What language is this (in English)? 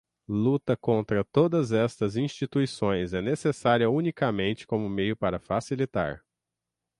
Portuguese